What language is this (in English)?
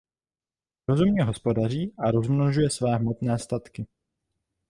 Czech